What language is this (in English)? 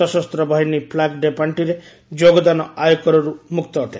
Odia